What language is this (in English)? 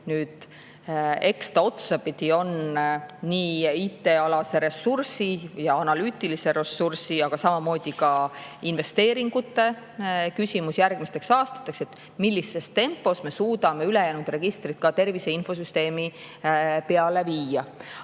Estonian